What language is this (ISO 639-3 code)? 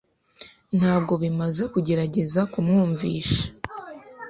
kin